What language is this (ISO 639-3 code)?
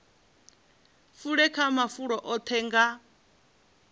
ven